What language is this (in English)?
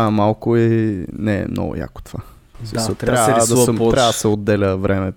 Bulgarian